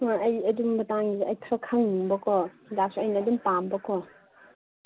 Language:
Manipuri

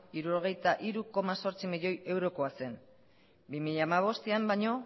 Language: Basque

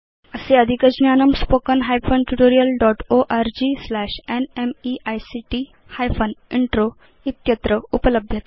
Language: Sanskrit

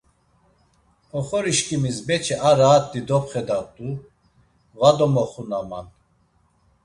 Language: Laz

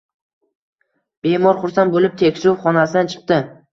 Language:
Uzbek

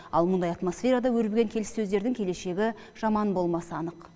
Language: Kazakh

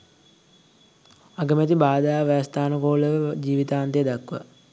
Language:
Sinhala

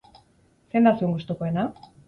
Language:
Basque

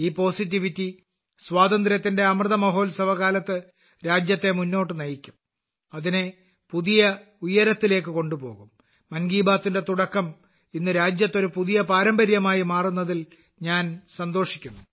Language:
Malayalam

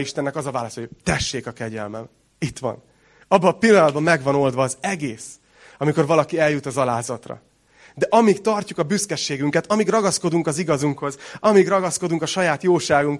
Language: Hungarian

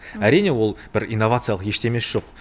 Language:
Kazakh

